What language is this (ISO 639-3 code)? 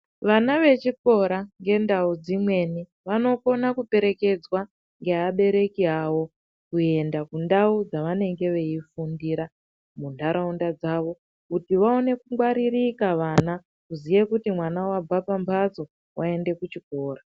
ndc